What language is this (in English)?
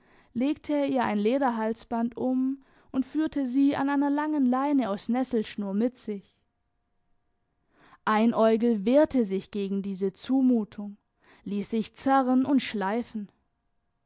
German